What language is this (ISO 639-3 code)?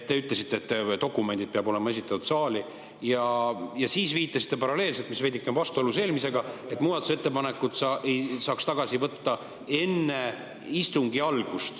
est